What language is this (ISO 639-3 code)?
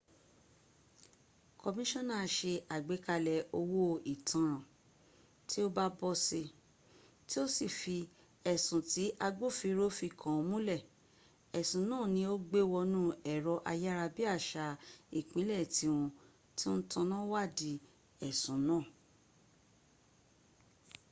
yor